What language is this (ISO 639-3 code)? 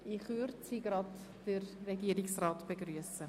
gsw